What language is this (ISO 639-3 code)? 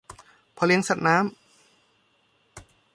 tha